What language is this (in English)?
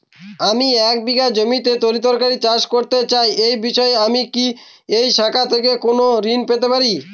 Bangla